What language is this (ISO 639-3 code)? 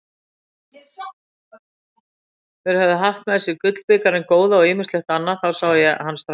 isl